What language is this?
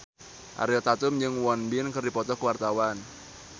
Sundanese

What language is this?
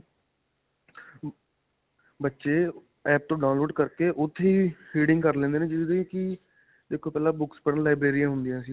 Punjabi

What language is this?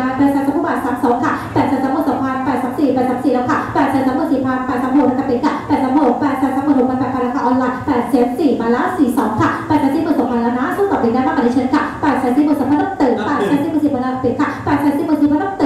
Thai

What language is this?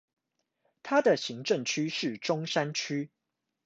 Chinese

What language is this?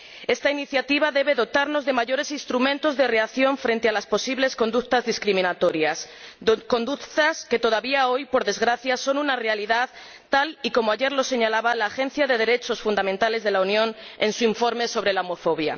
Spanish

